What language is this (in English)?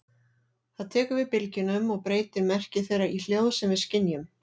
Icelandic